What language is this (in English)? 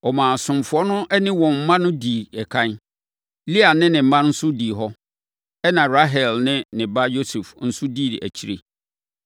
Akan